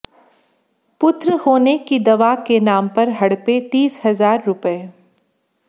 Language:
Hindi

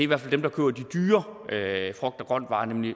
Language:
Danish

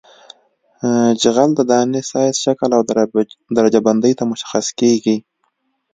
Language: Pashto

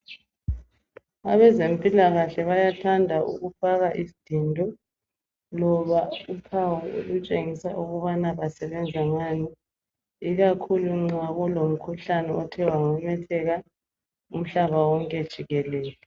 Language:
North Ndebele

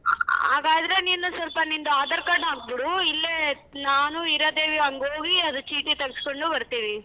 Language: Kannada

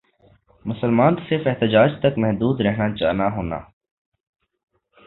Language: Urdu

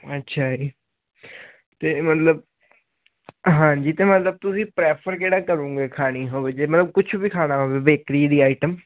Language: Punjabi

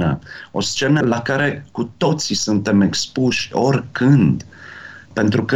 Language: Romanian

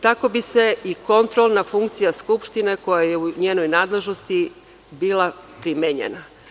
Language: Serbian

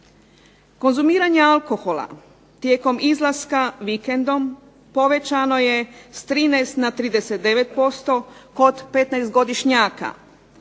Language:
Croatian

